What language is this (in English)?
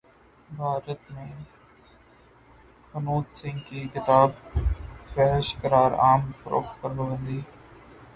Urdu